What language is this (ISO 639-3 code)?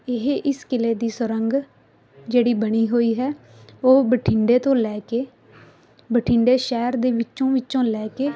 pan